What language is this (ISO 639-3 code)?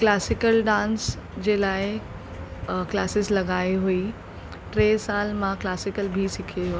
snd